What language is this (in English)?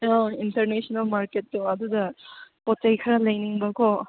Manipuri